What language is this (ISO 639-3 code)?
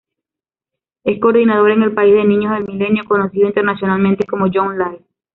spa